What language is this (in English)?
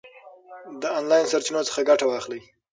Pashto